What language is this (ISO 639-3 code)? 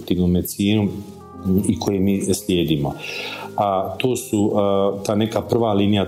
hrv